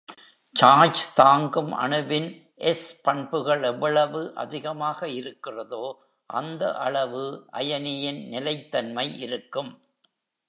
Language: Tamil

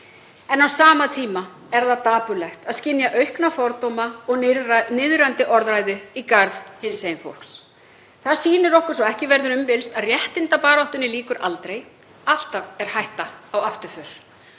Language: Icelandic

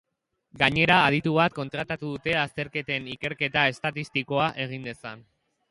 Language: Basque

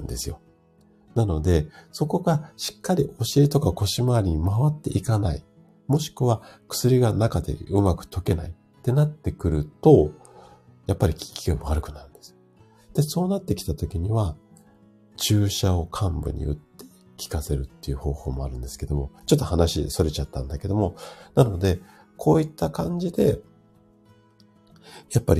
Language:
Japanese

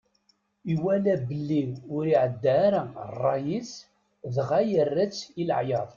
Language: Kabyle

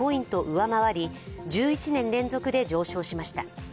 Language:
Japanese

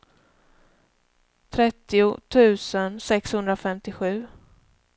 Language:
Swedish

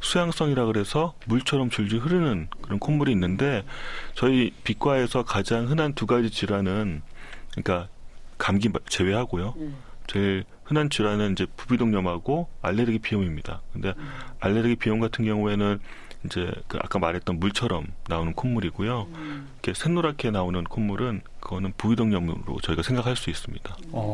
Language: Korean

